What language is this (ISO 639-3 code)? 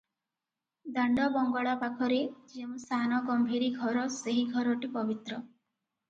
ori